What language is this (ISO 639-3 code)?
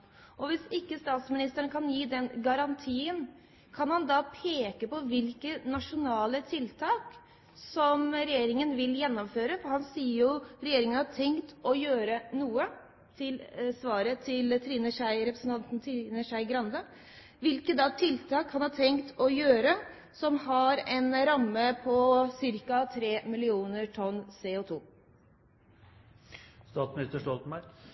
nob